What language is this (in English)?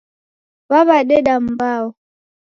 Taita